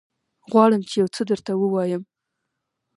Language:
Pashto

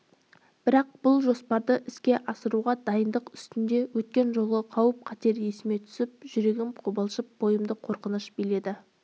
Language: Kazakh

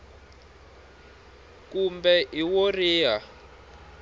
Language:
Tsonga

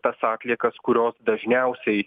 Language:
Lithuanian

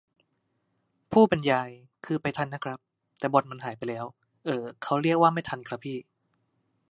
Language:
Thai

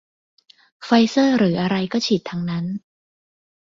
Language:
Thai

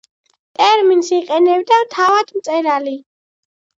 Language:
Georgian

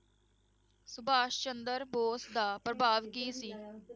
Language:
Punjabi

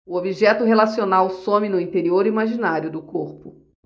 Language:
Portuguese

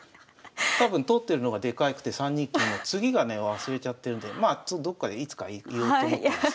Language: Japanese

